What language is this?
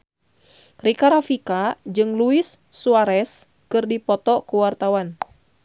Sundanese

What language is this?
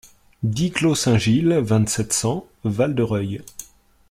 French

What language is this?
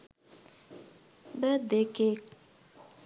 Sinhala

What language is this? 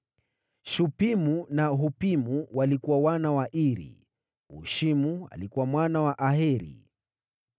Swahili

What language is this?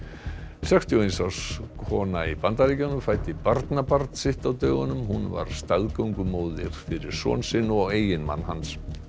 Icelandic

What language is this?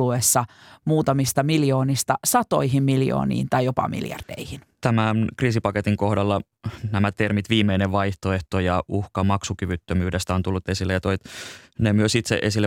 Finnish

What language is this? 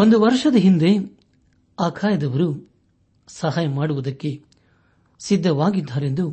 Kannada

